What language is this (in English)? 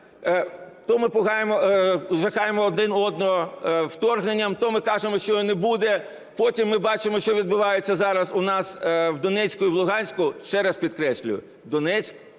Ukrainian